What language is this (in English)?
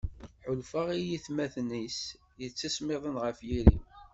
Kabyle